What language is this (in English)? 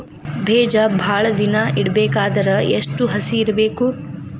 Kannada